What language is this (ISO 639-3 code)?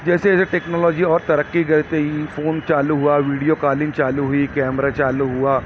urd